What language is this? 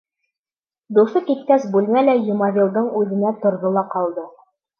Bashkir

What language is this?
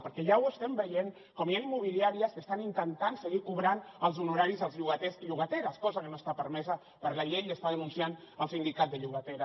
Catalan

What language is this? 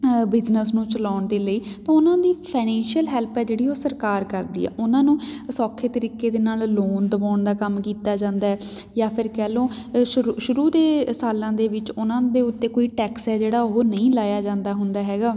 Punjabi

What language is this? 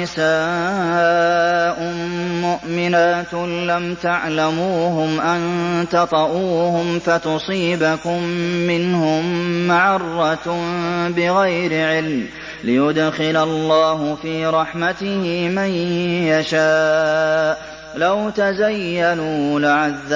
Arabic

